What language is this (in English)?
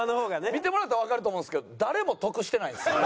Japanese